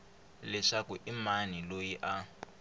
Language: Tsonga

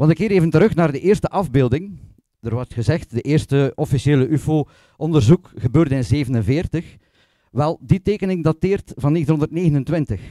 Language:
Dutch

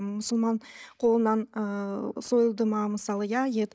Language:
Kazakh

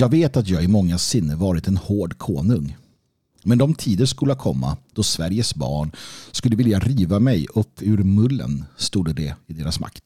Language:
Swedish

